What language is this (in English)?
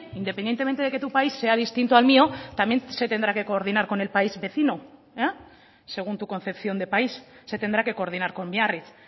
Spanish